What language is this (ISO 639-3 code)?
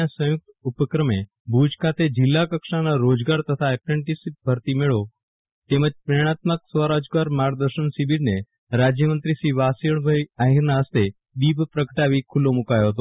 guj